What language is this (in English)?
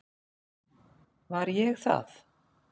Icelandic